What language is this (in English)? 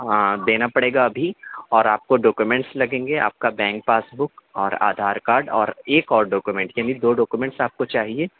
Urdu